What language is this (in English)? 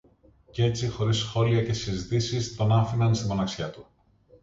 Greek